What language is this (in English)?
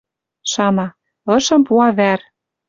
Western Mari